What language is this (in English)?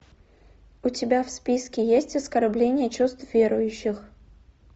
Russian